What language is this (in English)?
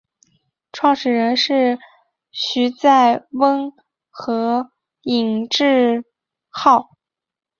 Chinese